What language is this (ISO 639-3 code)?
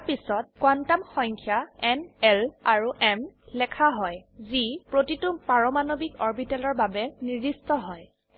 asm